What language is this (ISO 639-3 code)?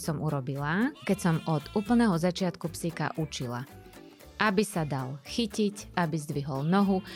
slk